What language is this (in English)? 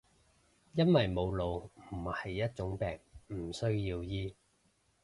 Cantonese